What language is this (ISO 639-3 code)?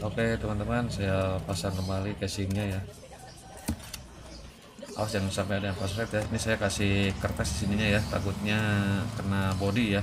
ind